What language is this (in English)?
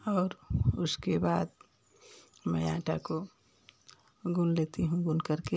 Hindi